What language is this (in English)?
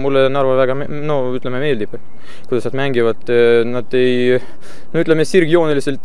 Swedish